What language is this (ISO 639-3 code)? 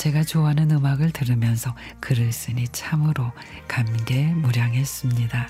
kor